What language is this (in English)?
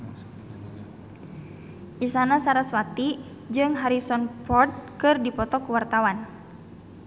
Sundanese